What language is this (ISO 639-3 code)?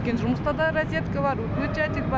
kaz